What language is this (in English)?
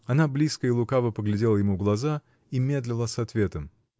Russian